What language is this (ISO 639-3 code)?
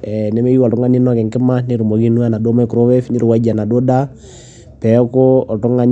mas